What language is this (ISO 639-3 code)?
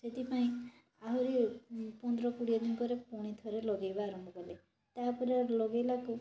ori